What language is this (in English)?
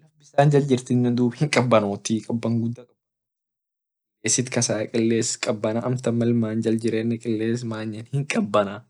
Orma